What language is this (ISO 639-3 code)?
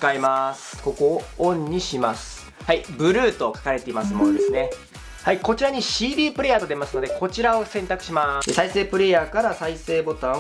jpn